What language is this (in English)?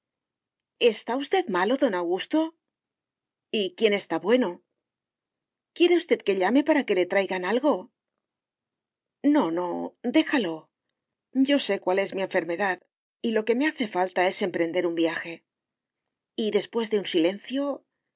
Spanish